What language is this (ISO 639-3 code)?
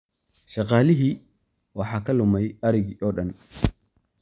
som